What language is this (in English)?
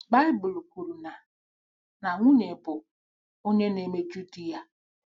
Igbo